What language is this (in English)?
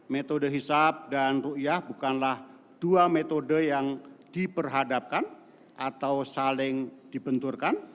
Indonesian